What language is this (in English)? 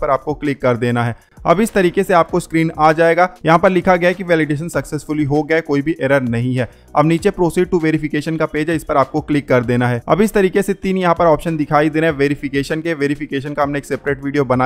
Hindi